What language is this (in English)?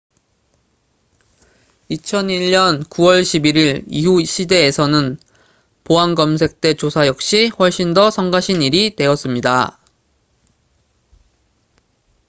Korean